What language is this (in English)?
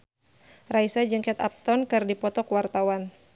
Sundanese